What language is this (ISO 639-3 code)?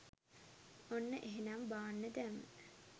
sin